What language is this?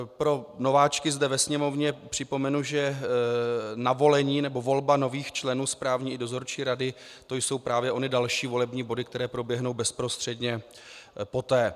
Czech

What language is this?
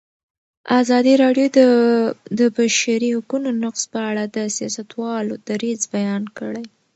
Pashto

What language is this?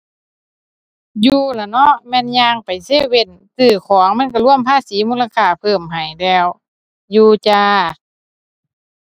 Thai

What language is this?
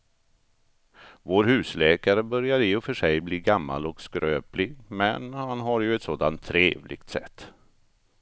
Swedish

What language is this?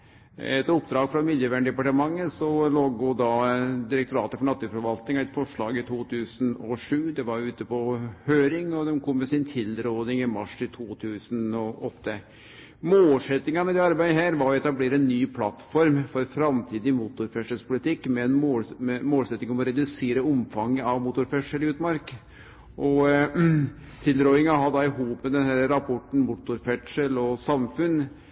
Norwegian Nynorsk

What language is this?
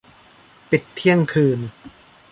Thai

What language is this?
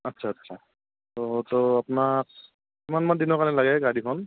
Assamese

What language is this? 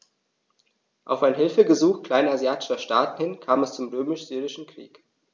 German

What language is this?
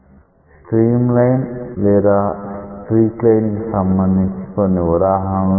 Telugu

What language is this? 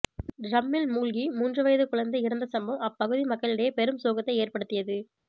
Tamil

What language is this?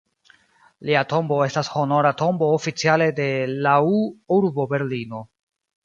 Esperanto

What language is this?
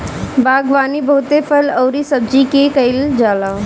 Bhojpuri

